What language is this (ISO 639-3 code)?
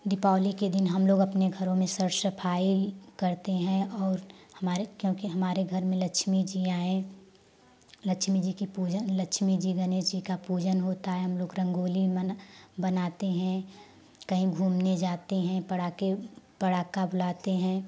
hin